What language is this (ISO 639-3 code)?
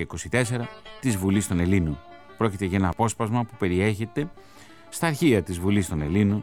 ell